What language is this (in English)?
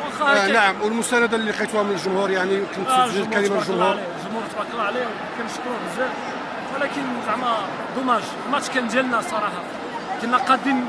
Arabic